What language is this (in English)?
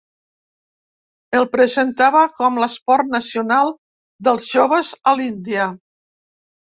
Catalan